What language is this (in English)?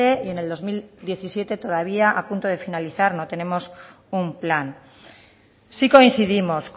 Spanish